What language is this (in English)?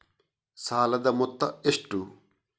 Kannada